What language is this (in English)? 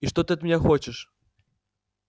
Russian